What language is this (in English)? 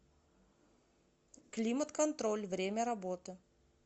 Russian